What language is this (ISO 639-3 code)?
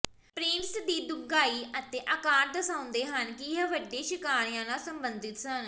pan